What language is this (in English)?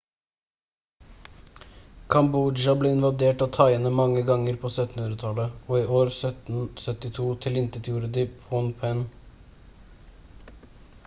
Norwegian Bokmål